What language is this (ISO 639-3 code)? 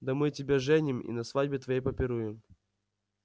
rus